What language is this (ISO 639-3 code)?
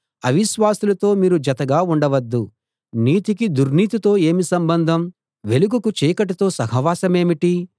tel